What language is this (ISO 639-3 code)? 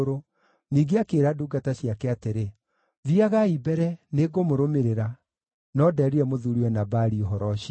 kik